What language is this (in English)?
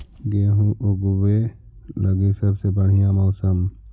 Magahi